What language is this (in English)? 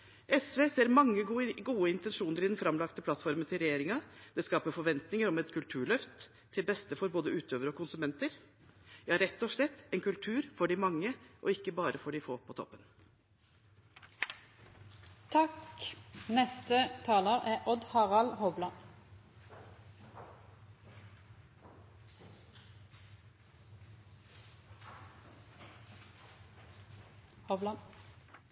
Norwegian